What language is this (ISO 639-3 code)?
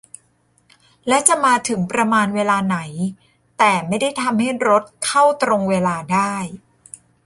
tha